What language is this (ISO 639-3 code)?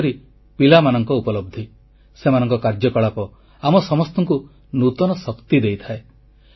ori